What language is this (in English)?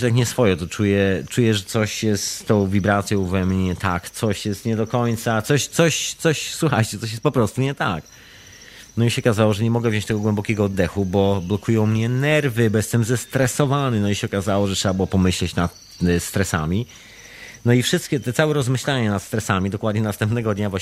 Polish